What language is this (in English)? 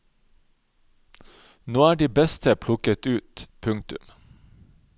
Norwegian